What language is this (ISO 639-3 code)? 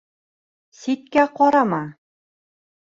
bak